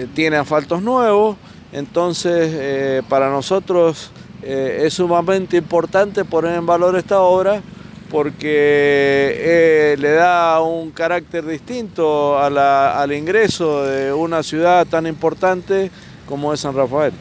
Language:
Spanish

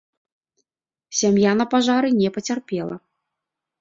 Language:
Belarusian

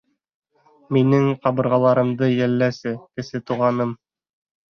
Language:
Bashkir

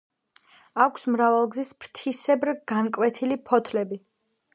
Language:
Georgian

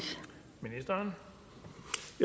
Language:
Danish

